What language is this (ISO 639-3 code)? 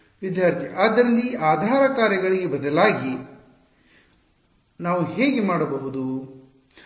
kan